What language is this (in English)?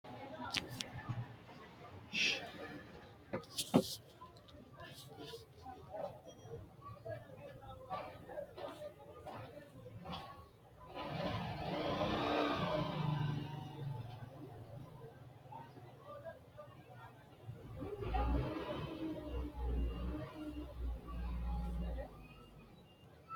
Sidamo